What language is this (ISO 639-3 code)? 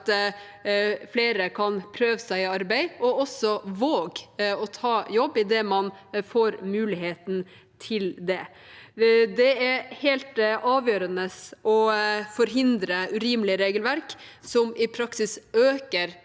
nor